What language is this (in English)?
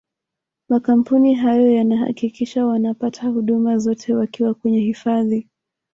Swahili